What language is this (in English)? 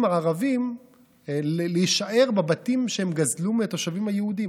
Hebrew